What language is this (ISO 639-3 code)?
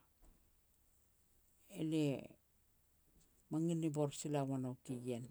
pex